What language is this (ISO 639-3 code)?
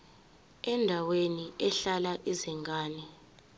zul